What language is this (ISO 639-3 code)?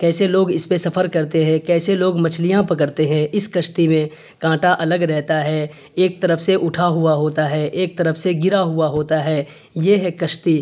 urd